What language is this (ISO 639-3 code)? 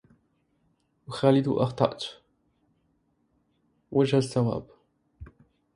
ara